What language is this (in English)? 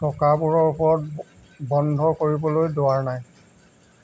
Assamese